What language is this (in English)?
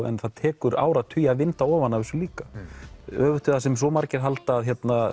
Icelandic